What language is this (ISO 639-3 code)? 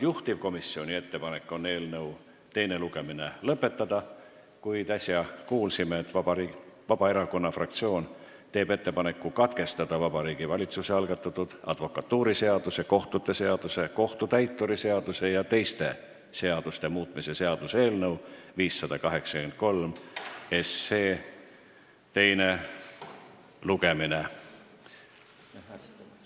est